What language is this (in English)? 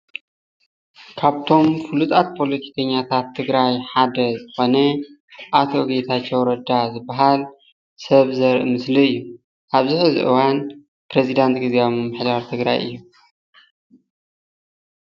Tigrinya